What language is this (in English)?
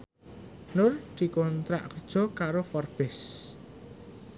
Javanese